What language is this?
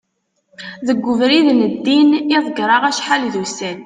Kabyle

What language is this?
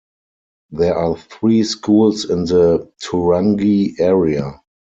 English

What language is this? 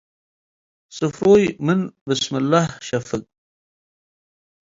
Tigre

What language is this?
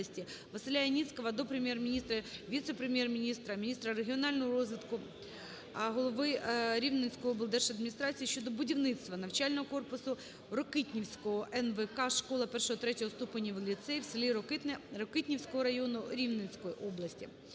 Ukrainian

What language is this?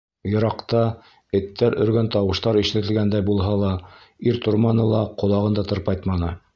Bashkir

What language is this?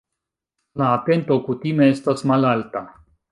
Esperanto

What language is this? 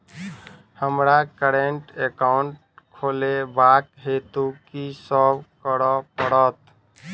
Maithili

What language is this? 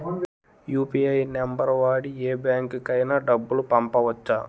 Telugu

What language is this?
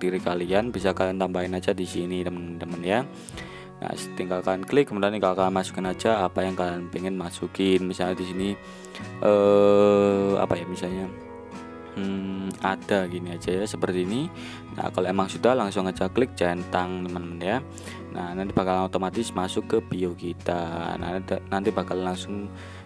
Indonesian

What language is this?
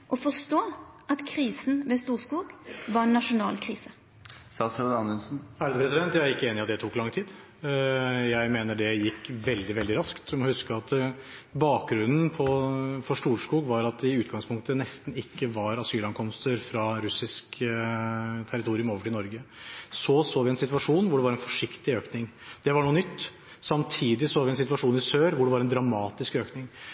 Norwegian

